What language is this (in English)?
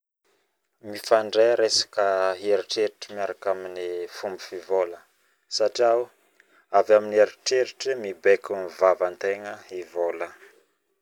Northern Betsimisaraka Malagasy